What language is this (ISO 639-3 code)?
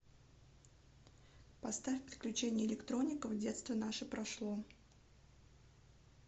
rus